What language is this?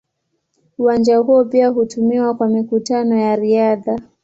Swahili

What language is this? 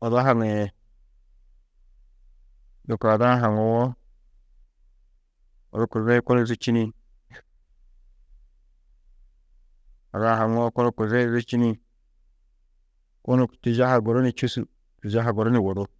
Tedaga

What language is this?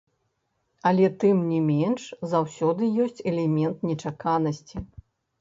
Belarusian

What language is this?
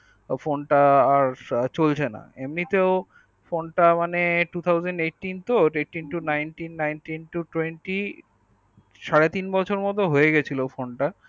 Bangla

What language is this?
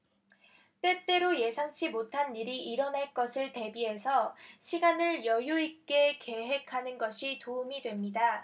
Korean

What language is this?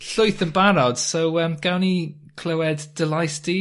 Welsh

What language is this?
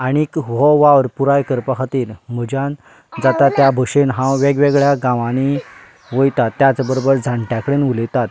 Konkani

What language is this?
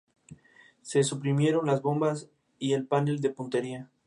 Spanish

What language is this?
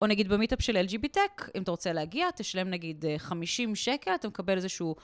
Hebrew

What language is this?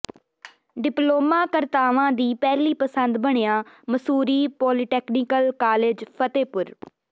Punjabi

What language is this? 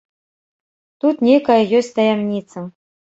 Belarusian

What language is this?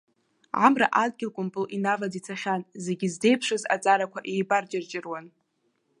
Abkhazian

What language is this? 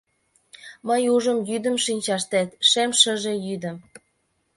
Mari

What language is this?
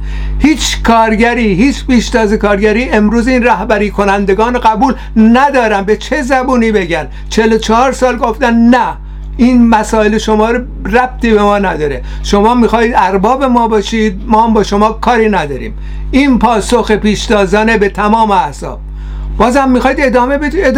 Persian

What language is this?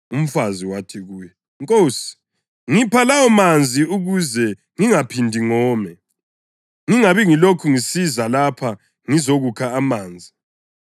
North Ndebele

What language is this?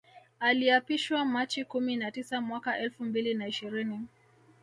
Swahili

